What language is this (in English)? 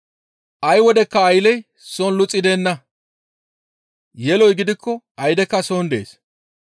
Gamo